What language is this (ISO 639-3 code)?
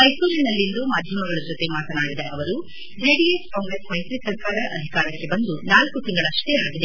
kan